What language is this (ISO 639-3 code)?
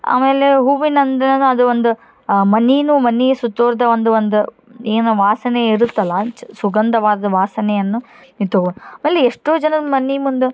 kan